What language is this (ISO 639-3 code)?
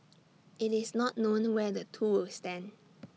eng